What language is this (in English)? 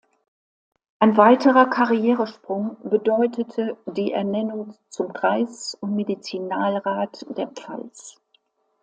German